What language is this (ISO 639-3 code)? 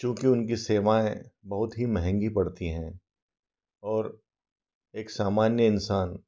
hin